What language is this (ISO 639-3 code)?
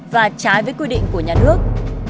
vie